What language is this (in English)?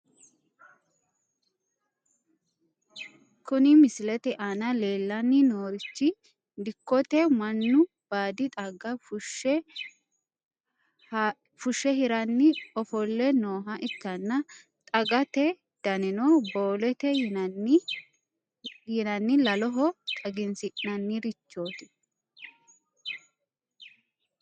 Sidamo